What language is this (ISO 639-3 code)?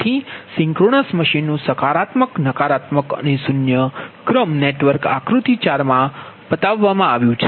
guj